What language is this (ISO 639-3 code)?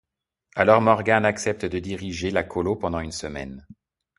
fra